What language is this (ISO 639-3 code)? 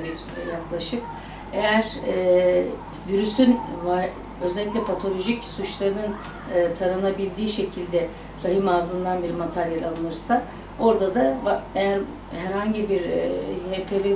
tur